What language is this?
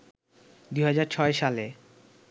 Bangla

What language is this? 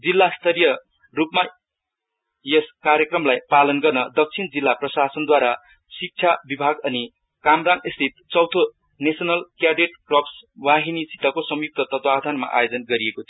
Nepali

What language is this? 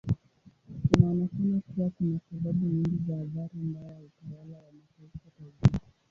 Swahili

